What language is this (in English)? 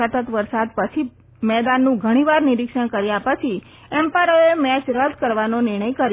Gujarati